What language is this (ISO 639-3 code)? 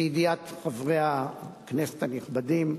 heb